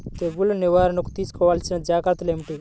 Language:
Telugu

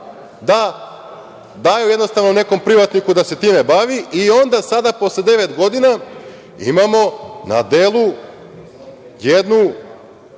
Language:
Serbian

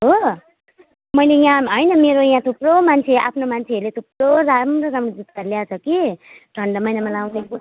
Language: Nepali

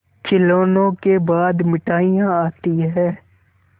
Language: Hindi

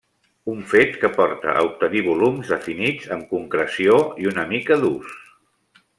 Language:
Catalan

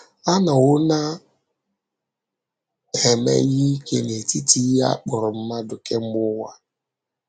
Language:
Igbo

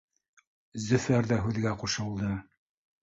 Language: Bashkir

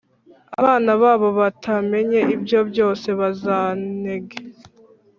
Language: Kinyarwanda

